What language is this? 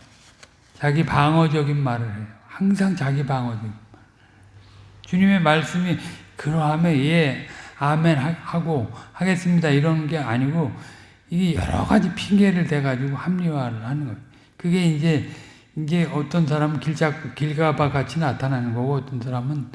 Korean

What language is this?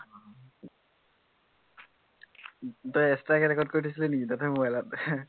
Assamese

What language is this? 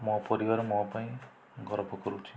Odia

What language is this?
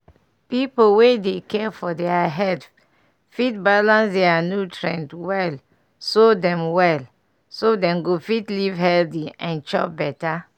Nigerian Pidgin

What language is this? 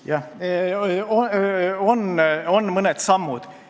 Estonian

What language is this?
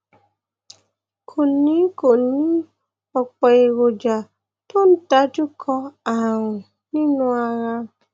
Yoruba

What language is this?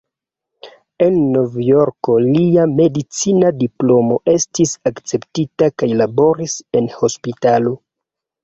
Esperanto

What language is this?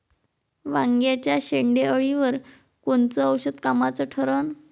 Marathi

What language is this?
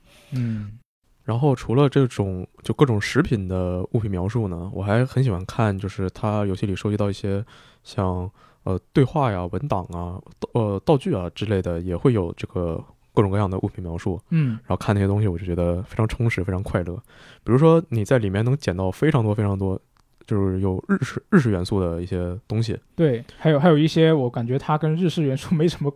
Chinese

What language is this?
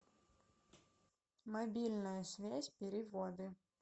Russian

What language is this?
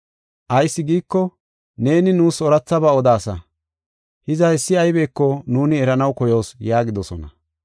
Gofa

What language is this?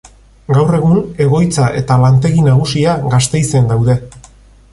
Basque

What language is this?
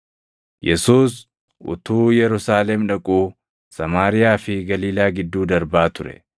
Oromo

